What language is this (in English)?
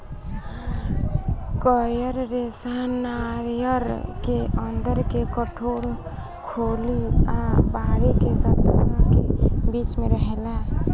Bhojpuri